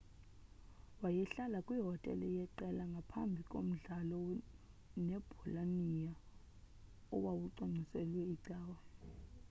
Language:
Xhosa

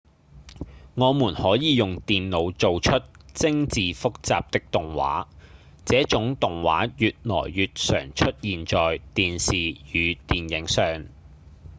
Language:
Cantonese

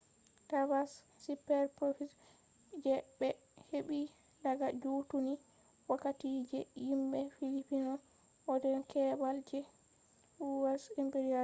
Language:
Fula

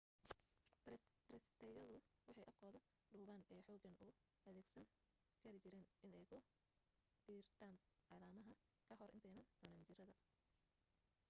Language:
Somali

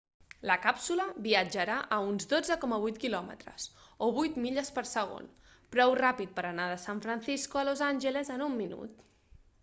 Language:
Catalan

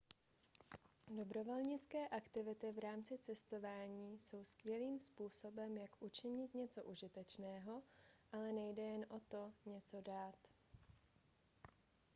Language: Czech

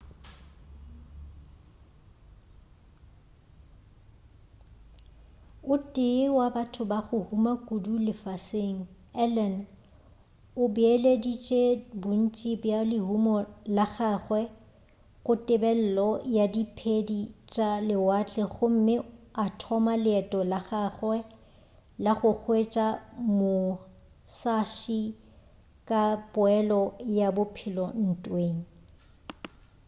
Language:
Northern Sotho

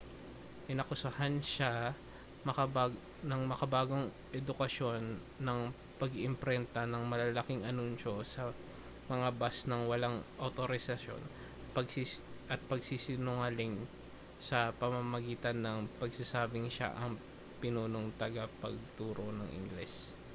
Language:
Filipino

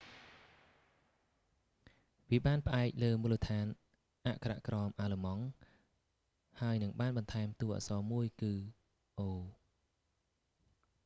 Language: Khmer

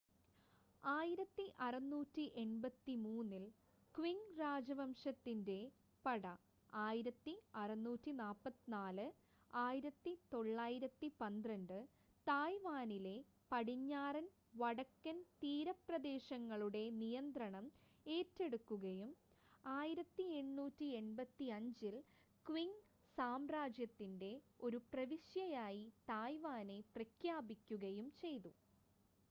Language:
Malayalam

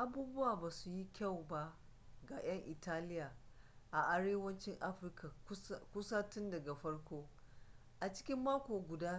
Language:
Hausa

